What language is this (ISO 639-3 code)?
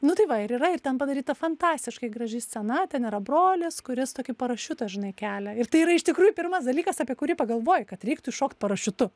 lit